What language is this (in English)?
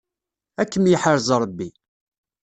Kabyle